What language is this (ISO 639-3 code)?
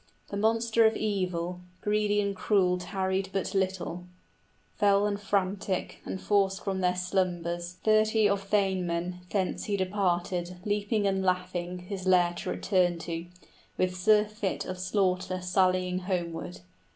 eng